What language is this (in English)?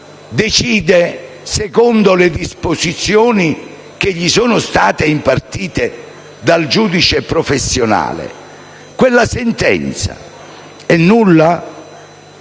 Italian